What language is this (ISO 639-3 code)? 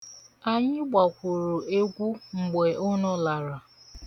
ibo